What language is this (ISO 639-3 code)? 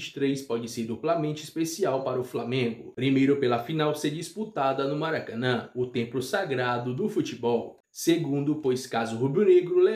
por